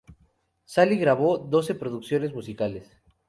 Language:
Spanish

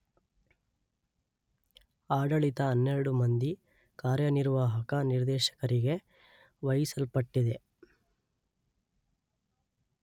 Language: Kannada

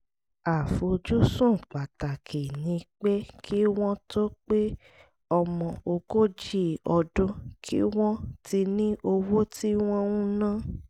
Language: Yoruba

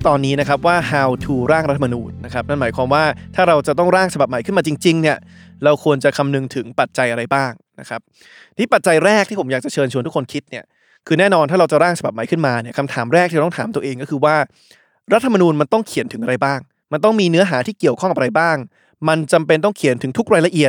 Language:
Thai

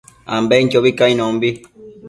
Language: Matsés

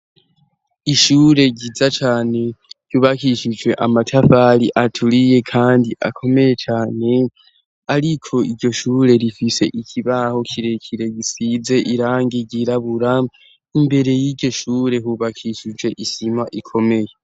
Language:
Rundi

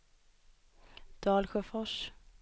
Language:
Swedish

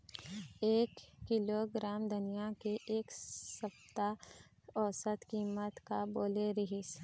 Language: Chhattisgarhi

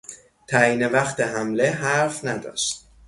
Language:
Persian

